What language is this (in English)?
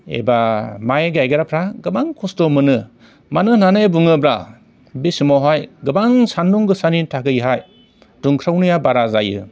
Bodo